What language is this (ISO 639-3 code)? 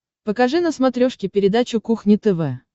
rus